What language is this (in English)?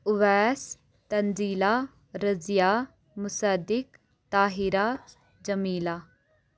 Kashmiri